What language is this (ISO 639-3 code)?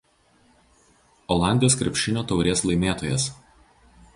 lit